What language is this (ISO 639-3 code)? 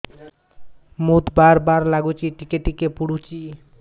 ori